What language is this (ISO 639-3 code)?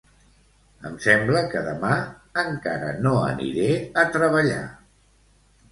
cat